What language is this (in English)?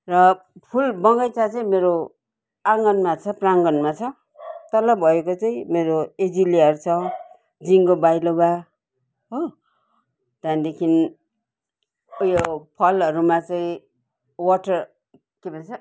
Nepali